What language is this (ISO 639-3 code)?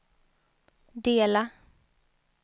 swe